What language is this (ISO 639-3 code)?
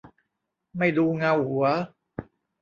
tha